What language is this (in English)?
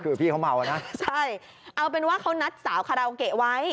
Thai